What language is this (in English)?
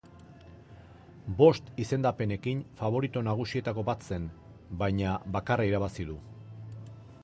Basque